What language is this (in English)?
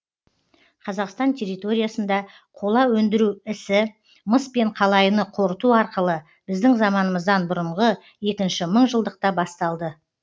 Kazakh